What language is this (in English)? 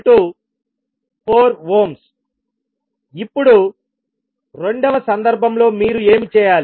Telugu